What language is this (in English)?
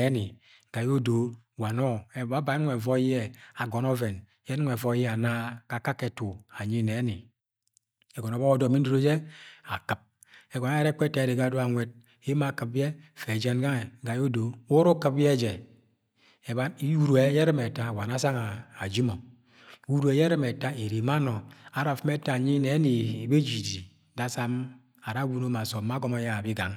Agwagwune